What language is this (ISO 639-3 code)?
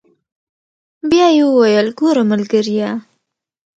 pus